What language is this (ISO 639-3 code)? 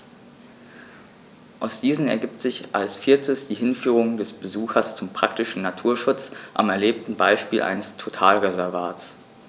deu